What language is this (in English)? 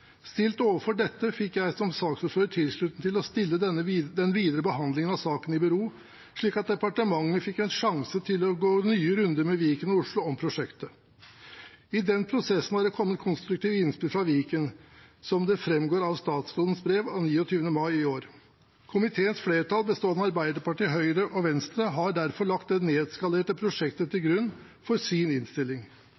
Norwegian Bokmål